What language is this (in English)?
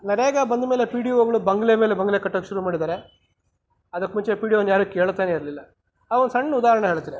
Kannada